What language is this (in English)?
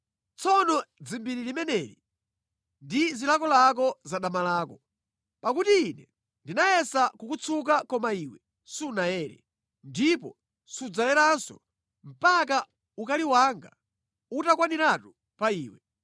Nyanja